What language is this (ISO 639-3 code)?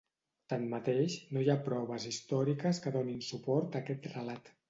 cat